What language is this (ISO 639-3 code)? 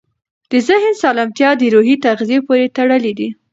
pus